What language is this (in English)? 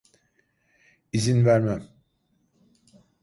Turkish